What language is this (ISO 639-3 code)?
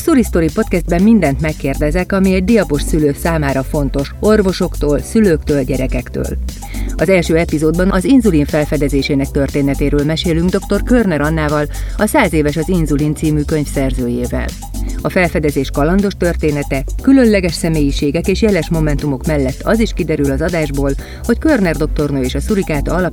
hun